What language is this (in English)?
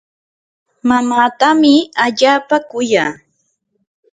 Yanahuanca Pasco Quechua